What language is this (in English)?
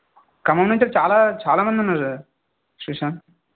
Telugu